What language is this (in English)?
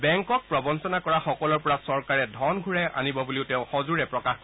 Assamese